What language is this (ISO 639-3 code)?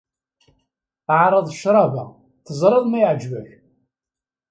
kab